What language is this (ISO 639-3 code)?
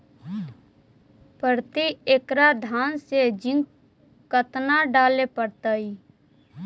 mag